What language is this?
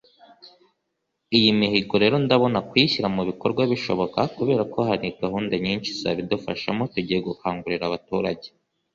Kinyarwanda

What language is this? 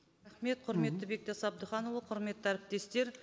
Kazakh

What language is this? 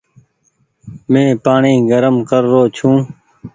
Goaria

